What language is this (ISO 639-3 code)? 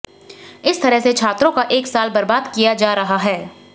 hin